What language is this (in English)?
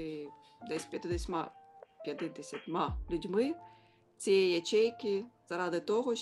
Ukrainian